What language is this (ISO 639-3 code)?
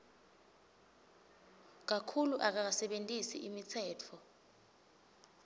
ssw